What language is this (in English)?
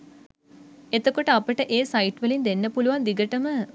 Sinhala